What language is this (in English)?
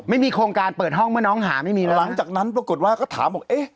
Thai